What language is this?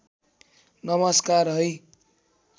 Nepali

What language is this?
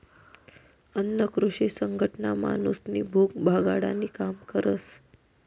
Marathi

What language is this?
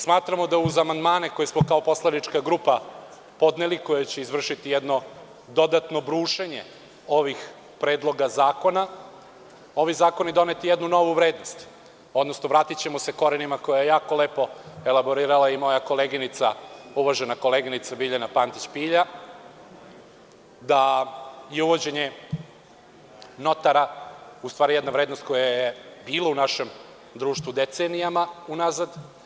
Serbian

